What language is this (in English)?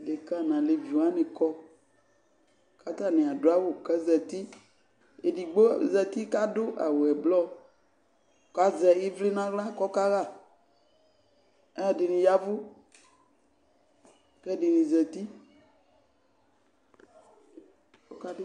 Ikposo